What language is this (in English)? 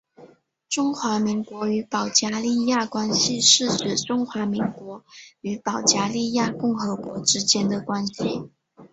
Chinese